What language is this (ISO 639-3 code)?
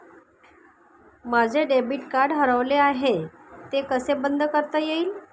mar